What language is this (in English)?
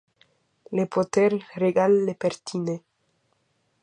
Interlingua